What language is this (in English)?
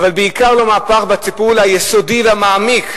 Hebrew